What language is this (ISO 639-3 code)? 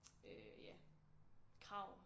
dan